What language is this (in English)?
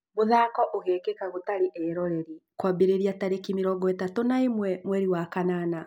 Kikuyu